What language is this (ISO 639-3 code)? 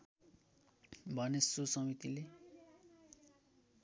nep